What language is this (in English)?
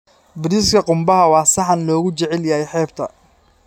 Somali